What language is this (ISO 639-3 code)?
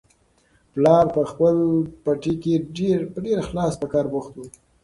pus